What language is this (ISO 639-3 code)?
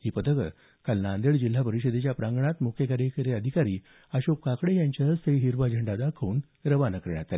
mar